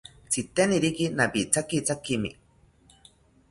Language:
South Ucayali Ashéninka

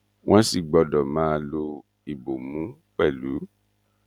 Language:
Yoruba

